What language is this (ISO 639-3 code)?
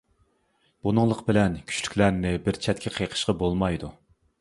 uig